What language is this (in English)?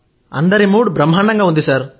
Telugu